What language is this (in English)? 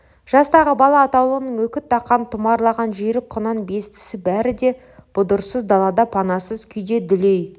Kazakh